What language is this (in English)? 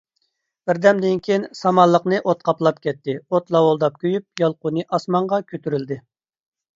Uyghur